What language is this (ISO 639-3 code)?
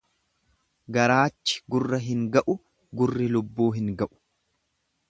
orm